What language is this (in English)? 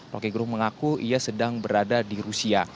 Indonesian